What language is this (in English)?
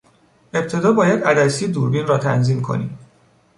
Persian